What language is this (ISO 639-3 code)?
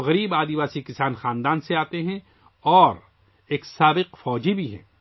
urd